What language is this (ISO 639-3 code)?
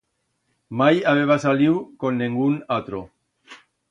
arg